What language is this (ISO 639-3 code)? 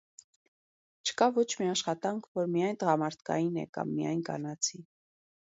hye